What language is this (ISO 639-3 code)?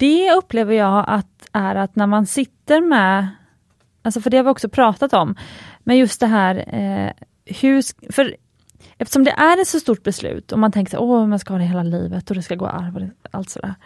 swe